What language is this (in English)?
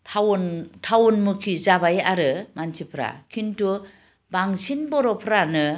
Bodo